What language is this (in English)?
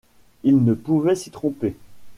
French